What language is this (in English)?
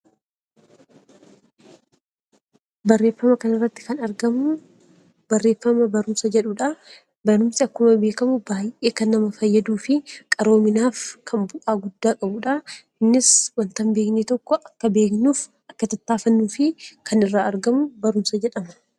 Oromo